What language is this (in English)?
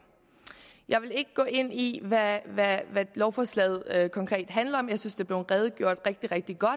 Danish